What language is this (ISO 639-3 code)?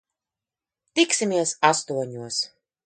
lav